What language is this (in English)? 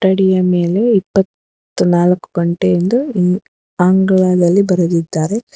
Kannada